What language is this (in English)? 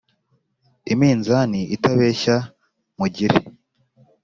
Kinyarwanda